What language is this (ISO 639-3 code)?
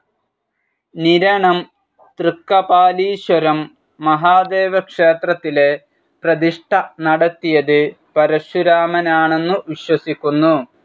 mal